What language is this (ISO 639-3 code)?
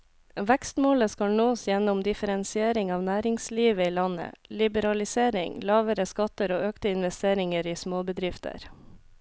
nor